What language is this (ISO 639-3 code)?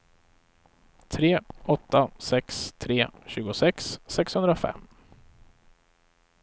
swe